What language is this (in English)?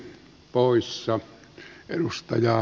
Finnish